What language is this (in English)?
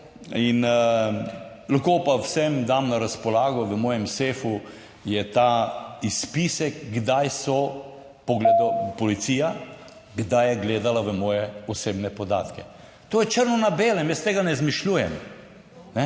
Slovenian